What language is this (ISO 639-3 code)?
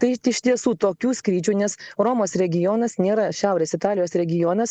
lit